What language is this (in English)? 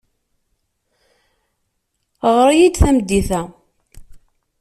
Kabyle